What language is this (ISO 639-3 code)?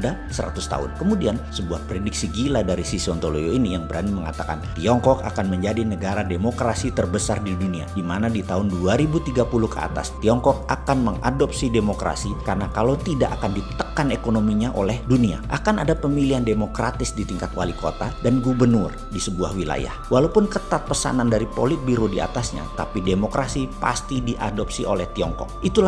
ind